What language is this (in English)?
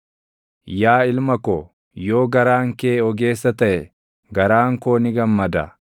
Oromo